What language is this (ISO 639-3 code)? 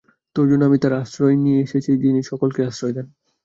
ben